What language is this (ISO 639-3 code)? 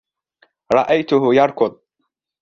ara